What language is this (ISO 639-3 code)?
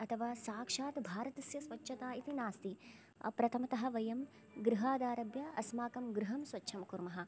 san